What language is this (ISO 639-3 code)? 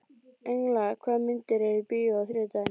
isl